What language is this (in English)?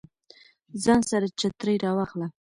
Pashto